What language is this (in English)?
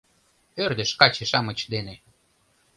Mari